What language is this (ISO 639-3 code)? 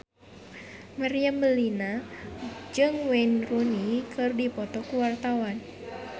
sun